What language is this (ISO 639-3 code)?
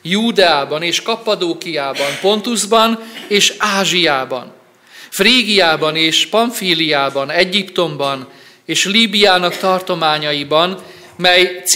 hun